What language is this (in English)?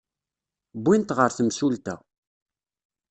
Kabyle